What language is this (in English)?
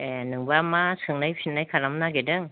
Bodo